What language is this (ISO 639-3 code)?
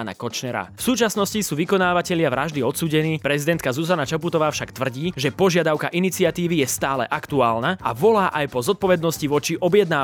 slk